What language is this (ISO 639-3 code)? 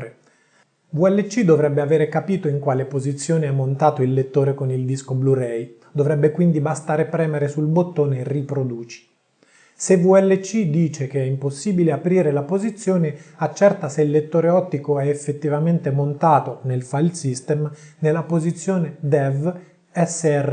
ita